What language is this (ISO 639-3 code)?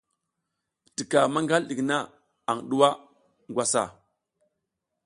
giz